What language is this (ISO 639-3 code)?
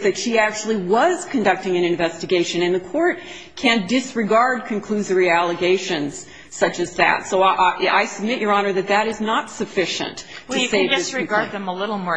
eng